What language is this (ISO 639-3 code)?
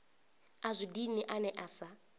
ven